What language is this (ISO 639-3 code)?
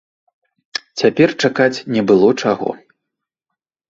bel